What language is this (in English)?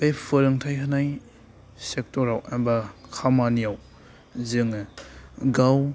Bodo